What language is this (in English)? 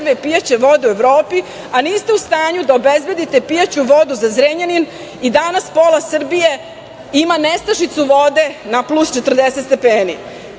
Serbian